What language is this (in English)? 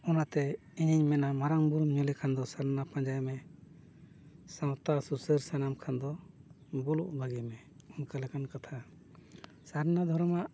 Santali